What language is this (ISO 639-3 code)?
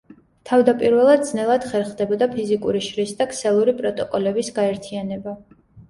kat